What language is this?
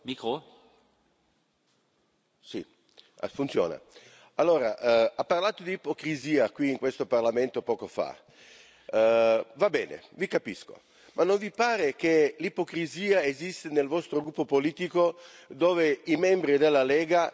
Italian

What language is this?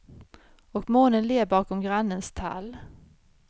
Swedish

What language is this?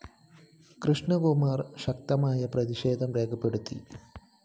Malayalam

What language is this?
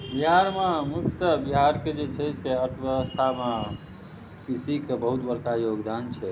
Maithili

